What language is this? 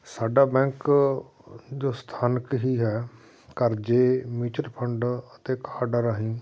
Punjabi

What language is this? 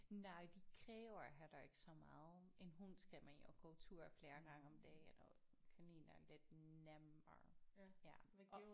Danish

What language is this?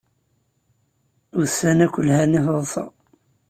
Kabyle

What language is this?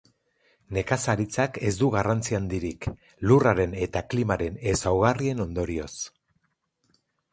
Basque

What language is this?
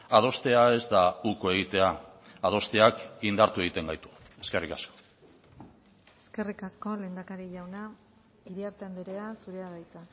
Basque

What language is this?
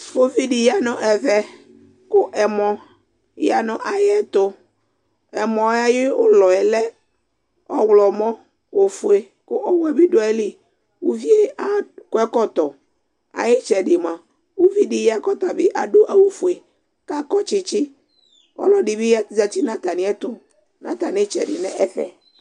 Ikposo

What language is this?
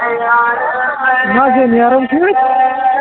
Kashmiri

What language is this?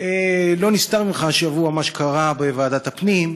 Hebrew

